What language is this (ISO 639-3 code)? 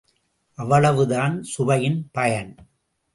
tam